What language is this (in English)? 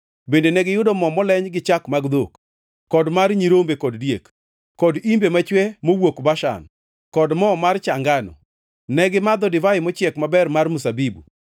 Luo (Kenya and Tanzania)